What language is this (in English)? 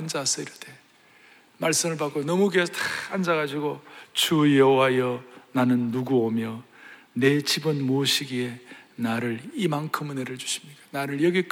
Korean